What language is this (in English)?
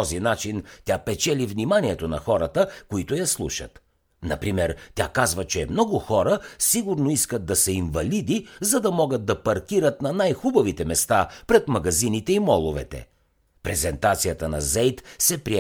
Bulgarian